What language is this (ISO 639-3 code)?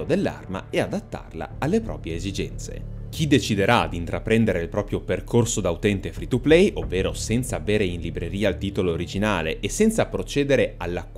ita